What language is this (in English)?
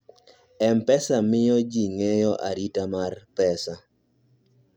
Luo (Kenya and Tanzania)